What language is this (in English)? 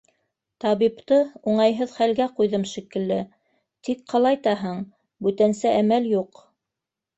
Bashkir